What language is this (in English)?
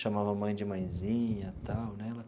Portuguese